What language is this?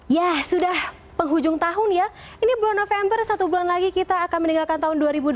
Indonesian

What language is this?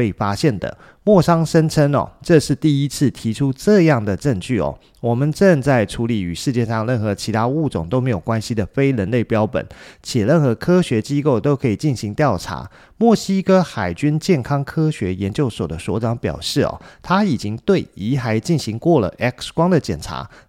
Chinese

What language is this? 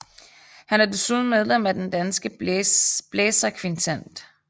Danish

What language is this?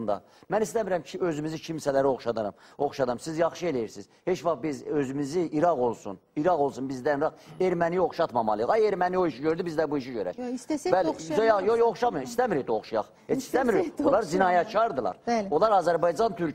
Turkish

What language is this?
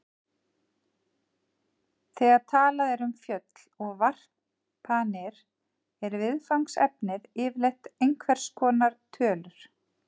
Icelandic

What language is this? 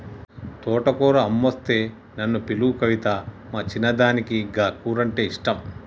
Telugu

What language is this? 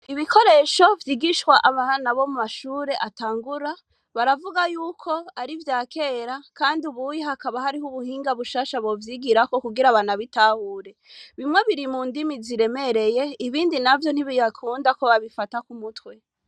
Rundi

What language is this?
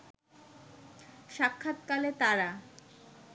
Bangla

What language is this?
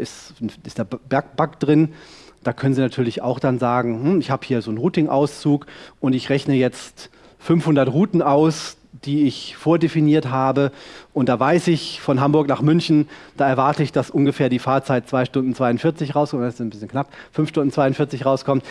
German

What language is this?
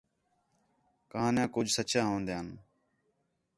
Khetrani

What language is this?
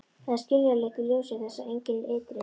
Icelandic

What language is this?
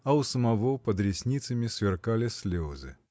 Russian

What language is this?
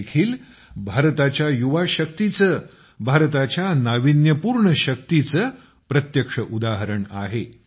Marathi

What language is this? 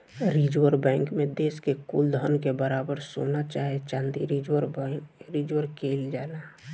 Bhojpuri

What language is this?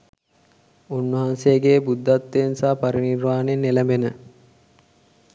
Sinhala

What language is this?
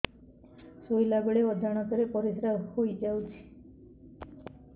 Odia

